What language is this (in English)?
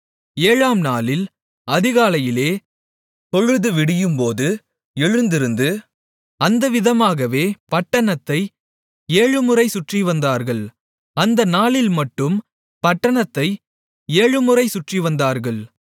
Tamil